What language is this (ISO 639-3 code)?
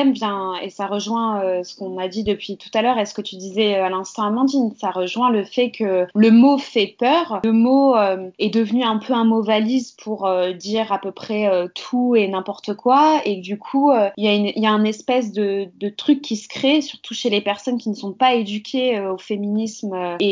fra